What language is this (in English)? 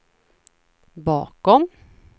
Swedish